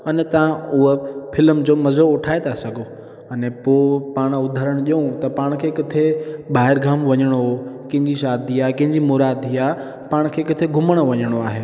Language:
Sindhi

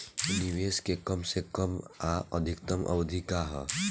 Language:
Bhojpuri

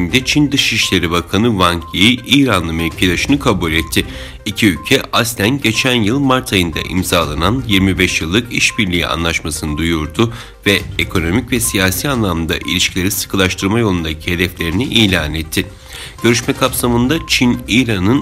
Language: Turkish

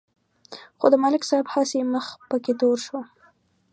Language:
Pashto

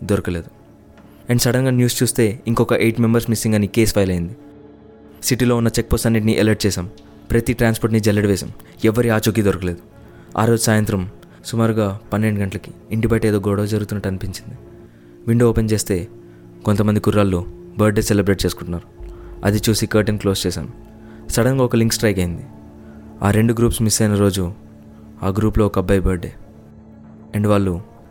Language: Telugu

